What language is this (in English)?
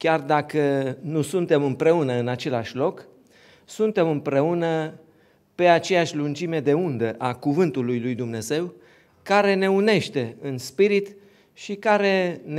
Romanian